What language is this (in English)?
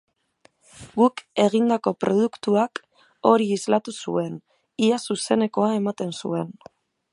Basque